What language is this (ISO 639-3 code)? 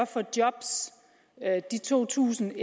dan